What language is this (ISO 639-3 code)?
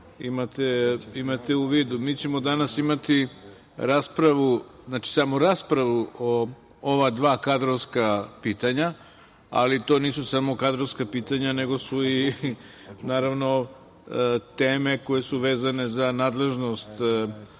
srp